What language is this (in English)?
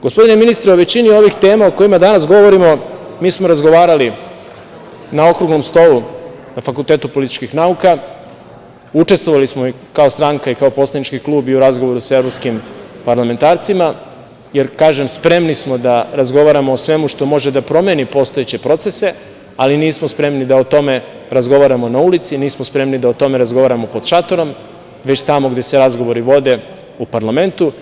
Serbian